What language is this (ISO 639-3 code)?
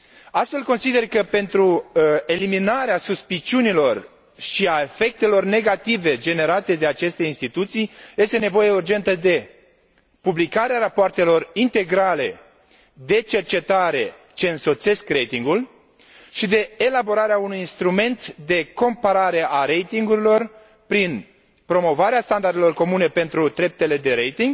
ron